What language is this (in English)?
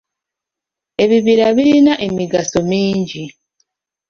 Ganda